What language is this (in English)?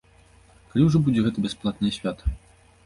Belarusian